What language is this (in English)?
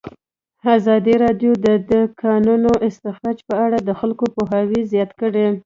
Pashto